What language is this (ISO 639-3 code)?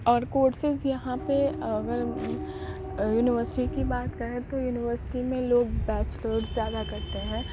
urd